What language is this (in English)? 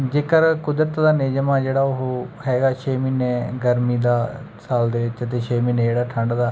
Punjabi